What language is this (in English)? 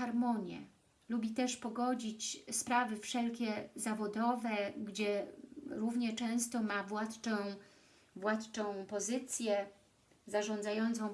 Polish